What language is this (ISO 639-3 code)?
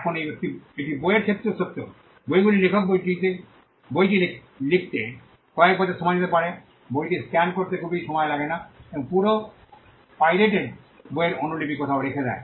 ben